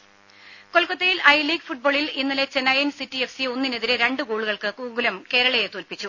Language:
Malayalam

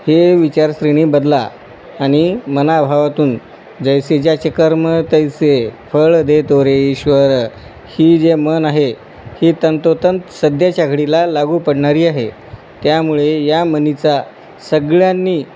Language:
Marathi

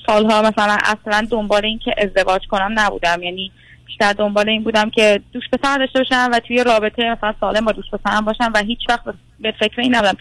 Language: Persian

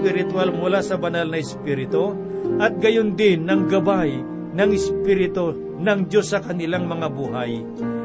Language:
Filipino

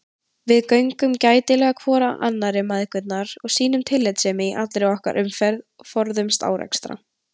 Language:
Icelandic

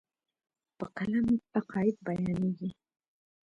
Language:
Pashto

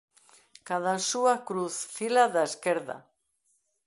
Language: Galician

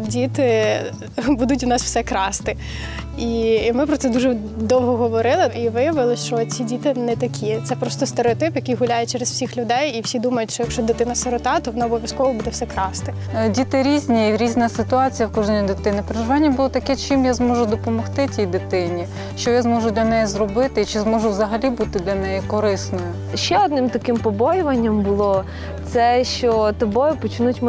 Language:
Ukrainian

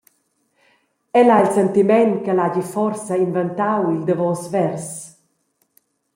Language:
Romansh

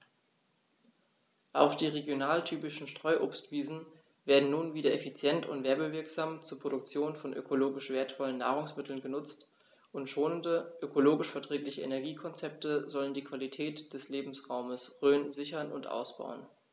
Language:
German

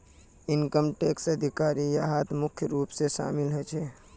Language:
Magahi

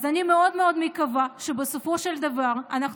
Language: Hebrew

